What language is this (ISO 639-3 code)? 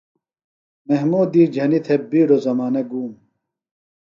phl